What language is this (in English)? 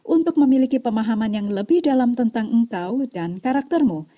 Indonesian